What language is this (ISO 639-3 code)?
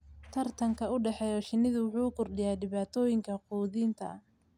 som